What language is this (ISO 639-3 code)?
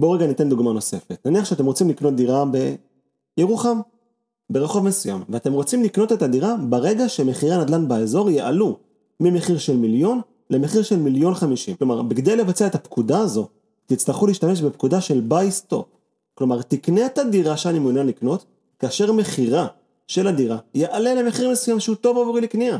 heb